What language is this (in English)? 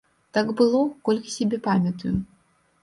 Belarusian